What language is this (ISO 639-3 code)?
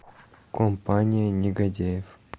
rus